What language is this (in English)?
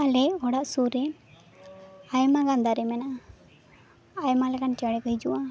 Santali